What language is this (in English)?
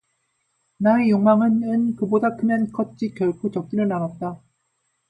Korean